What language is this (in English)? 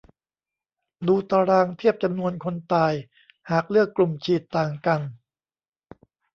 Thai